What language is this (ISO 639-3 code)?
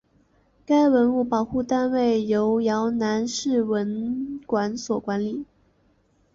zho